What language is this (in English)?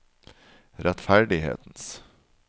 Norwegian